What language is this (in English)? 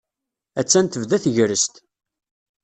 Kabyle